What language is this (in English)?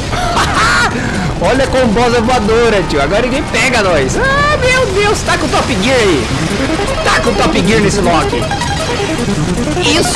Portuguese